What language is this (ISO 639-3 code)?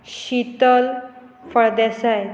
kok